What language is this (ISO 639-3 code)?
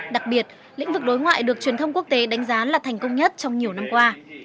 vie